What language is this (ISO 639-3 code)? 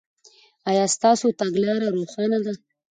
pus